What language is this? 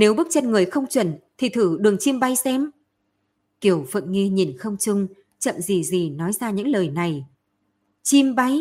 Vietnamese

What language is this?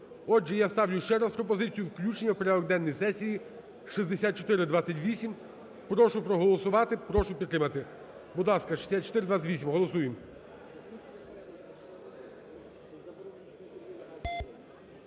Ukrainian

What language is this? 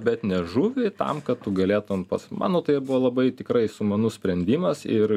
Lithuanian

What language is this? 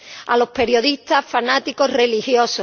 Spanish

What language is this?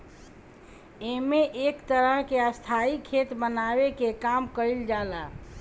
Bhojpuri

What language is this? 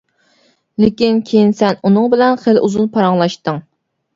Uyghur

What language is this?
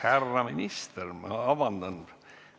Estonian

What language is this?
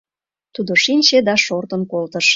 Mari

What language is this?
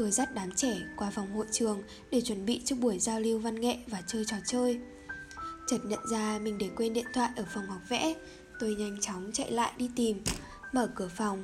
Vietnamese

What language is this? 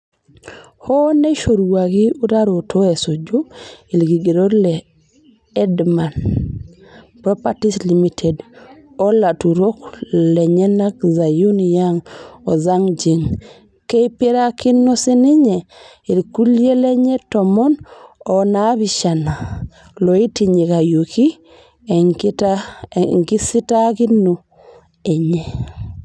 Masai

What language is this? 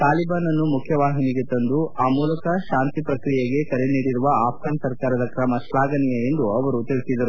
Kannada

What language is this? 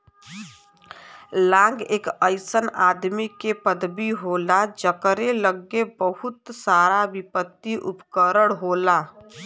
Bhojpuri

